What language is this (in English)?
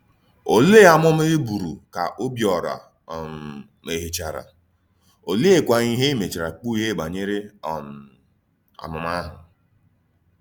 Igbo